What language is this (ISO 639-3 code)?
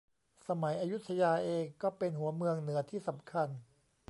tha